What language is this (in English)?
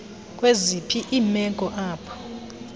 Xhosa